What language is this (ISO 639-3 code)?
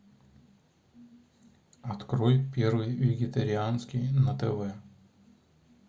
rus